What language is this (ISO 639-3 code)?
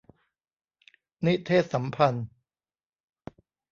tha